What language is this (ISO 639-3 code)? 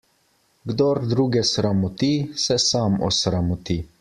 slv